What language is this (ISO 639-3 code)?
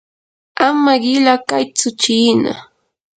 qur